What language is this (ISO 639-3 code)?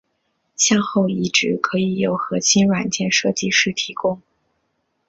zho